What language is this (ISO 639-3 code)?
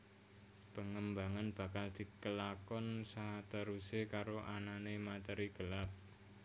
jav